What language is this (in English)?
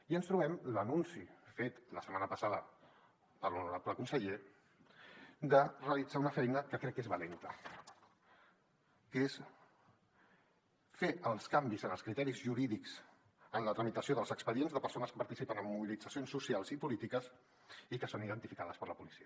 Catalan